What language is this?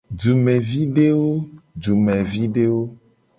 Gen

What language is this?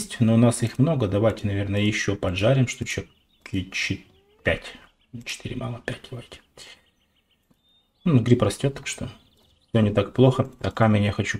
Russian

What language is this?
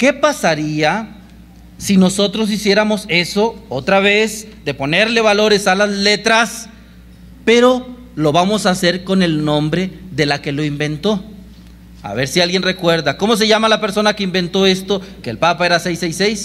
Spanish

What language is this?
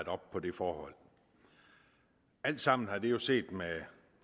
Danish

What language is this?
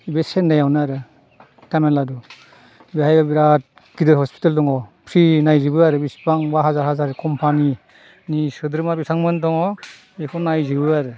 Bodo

